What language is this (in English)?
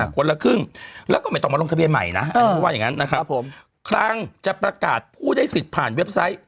Thai